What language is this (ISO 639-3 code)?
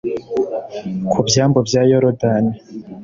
kin